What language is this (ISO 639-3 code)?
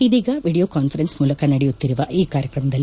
kan